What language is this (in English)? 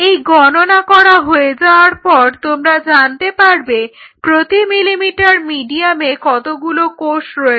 Bangla